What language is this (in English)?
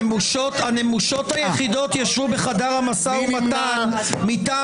Hebrew